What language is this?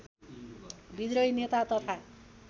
Nepali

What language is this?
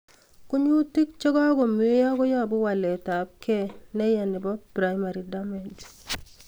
Kalenjin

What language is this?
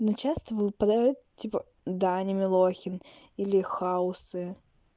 Russian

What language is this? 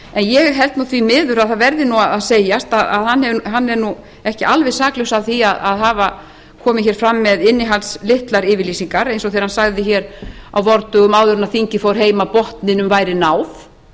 Icelandic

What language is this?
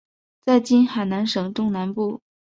Chinese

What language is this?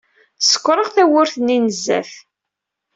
Kabyle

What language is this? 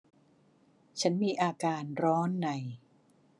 Thai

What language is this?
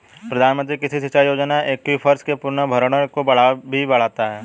Hindi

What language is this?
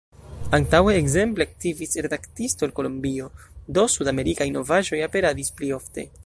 Esperanto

